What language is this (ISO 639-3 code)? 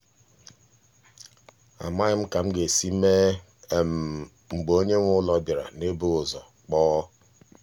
ibo